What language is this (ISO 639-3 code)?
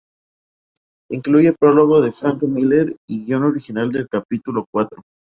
spa